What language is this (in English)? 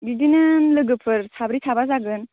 Bodo